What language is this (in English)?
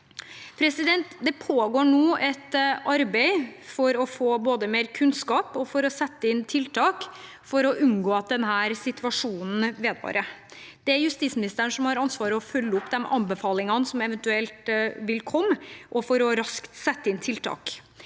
Norwegian